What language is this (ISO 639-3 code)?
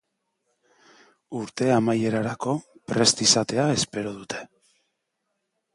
eus